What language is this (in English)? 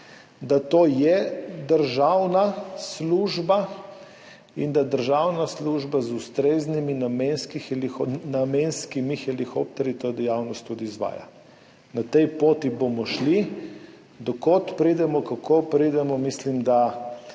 Slovenian